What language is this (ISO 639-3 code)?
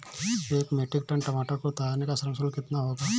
hin